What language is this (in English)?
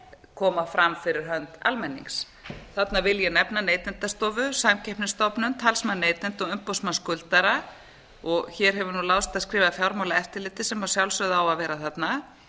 Icelandic